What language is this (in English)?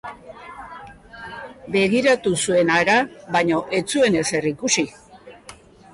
Basque